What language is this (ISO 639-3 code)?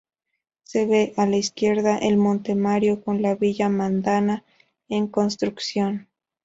spa